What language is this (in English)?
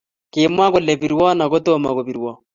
Kalenjin